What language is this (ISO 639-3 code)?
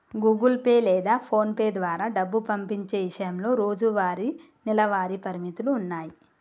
tel